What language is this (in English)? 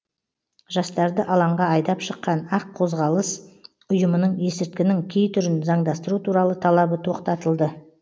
Kazakh